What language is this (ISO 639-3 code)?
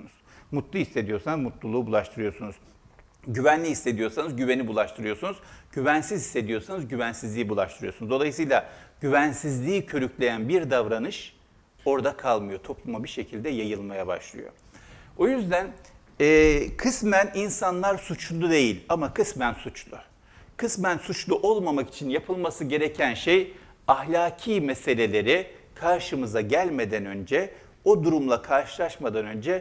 tur